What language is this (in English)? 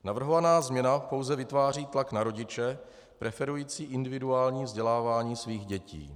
Czech